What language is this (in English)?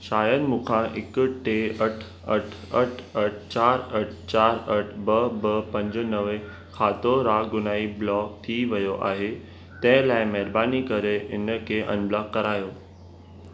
Sindhi